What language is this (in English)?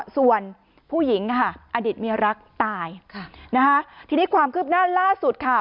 Thai